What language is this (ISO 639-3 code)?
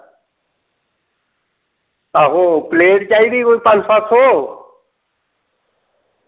doi